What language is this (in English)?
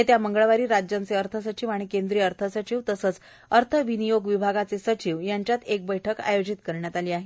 Marathi